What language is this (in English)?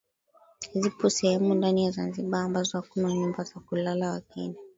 Swahili